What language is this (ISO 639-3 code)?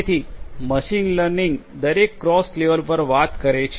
guj